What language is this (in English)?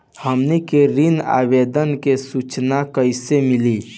Bhojpuri